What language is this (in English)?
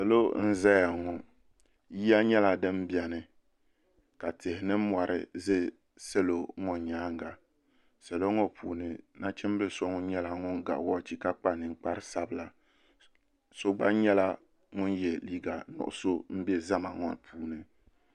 Dagbani